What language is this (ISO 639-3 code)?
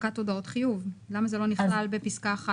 heb